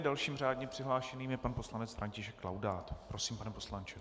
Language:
Czech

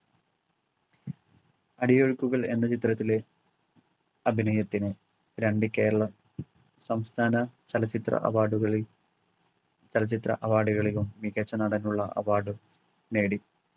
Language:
Malayalam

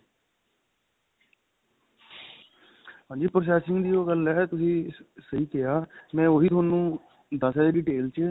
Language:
Punjabi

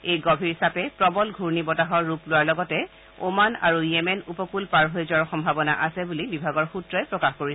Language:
Assamese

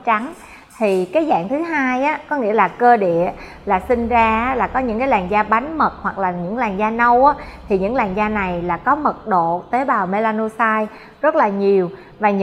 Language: Vietnamese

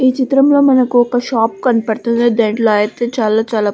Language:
Telugu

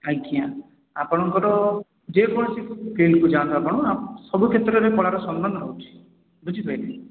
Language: Odia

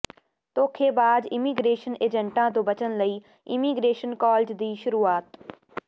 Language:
Punjabi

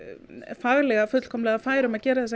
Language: Icelandic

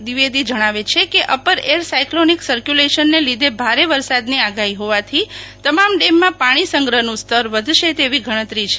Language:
Gujarati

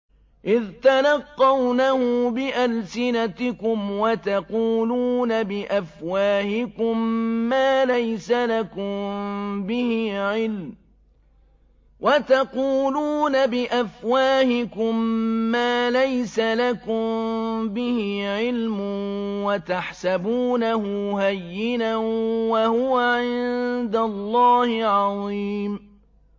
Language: Arabic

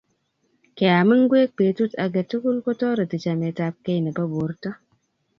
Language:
Kalenjin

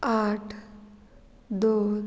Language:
Konkani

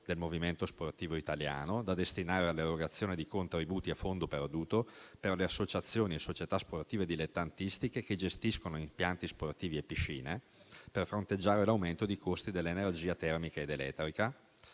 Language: Italian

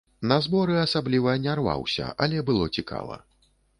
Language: Belarusian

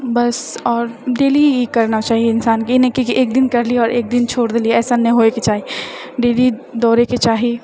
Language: Maithili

